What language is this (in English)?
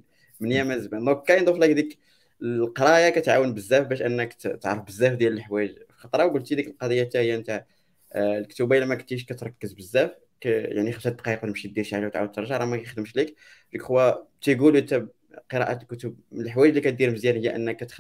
Arabic